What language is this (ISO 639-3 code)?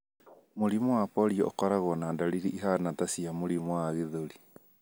kik